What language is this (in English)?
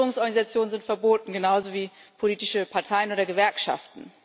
German